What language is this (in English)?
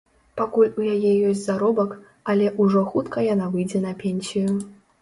Belarusian